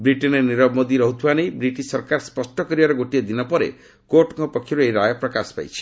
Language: Odia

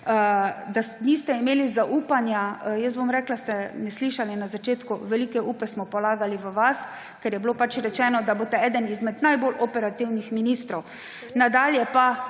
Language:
Slovenian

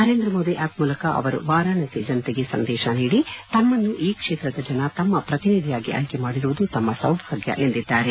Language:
Kannada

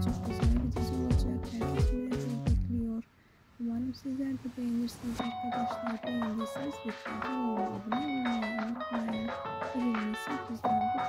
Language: Turkish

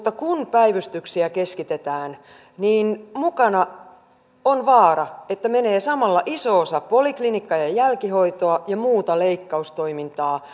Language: Finnish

